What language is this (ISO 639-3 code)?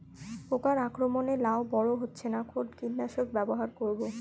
ben